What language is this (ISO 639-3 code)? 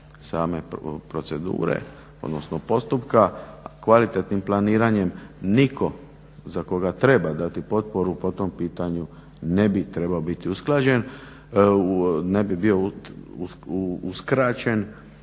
hrv